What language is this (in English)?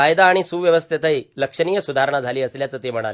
Marathi